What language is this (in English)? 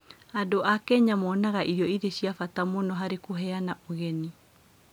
Kikuyu